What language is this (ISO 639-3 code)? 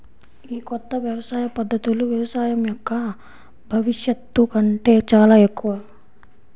tel